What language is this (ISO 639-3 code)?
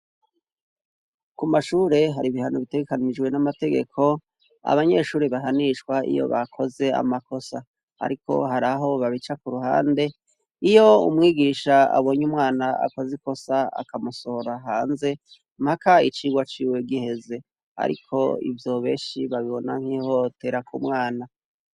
run